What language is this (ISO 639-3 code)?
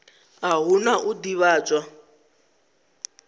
ven